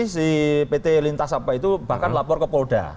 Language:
Indonesian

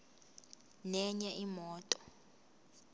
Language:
Zulu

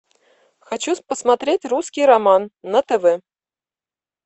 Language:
Russian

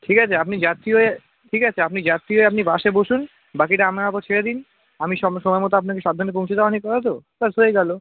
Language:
Bangla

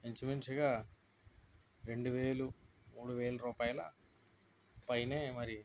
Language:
Telugu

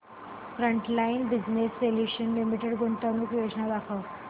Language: Marathi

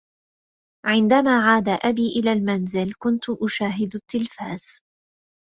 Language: Arabic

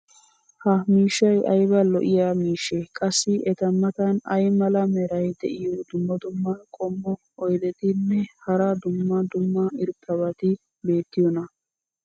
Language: Wolaytta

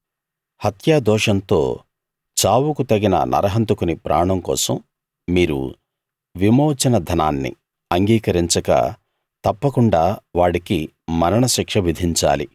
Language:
Telugu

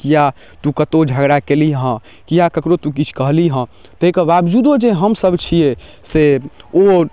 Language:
Maithili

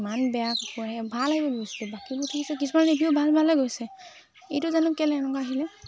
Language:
Assamese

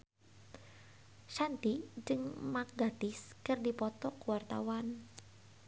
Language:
Sundanese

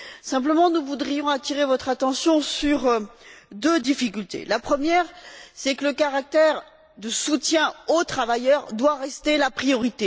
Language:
French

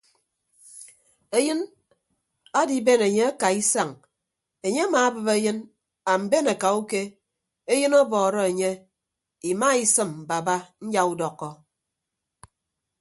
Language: Ibibio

